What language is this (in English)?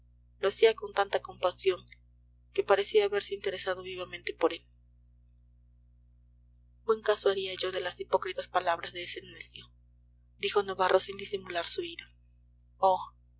Spanish